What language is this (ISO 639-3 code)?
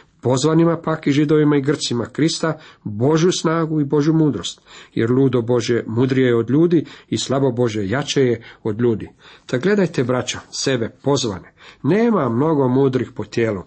hrv